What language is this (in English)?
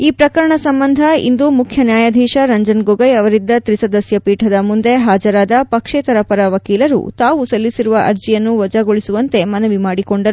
Kannada